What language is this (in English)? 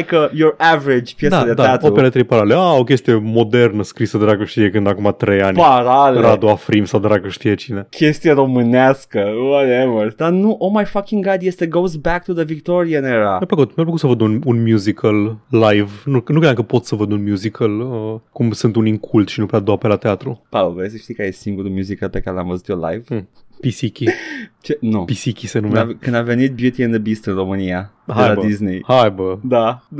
Romanian